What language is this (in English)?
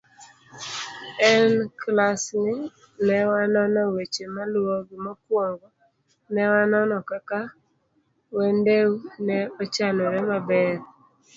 Luo (Kenya and Tanzania)